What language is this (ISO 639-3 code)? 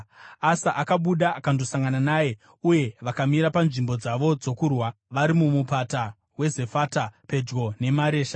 sna